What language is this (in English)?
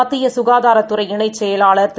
Tamil